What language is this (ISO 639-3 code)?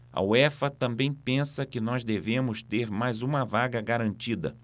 por